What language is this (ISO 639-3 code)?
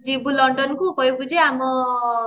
ori